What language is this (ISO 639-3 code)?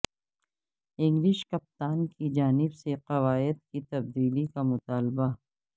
urd